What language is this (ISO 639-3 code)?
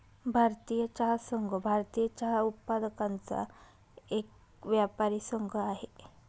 mar